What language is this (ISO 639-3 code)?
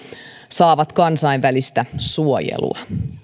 fin